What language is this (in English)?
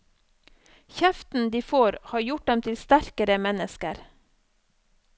Norwegian